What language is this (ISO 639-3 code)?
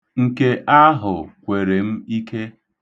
ibo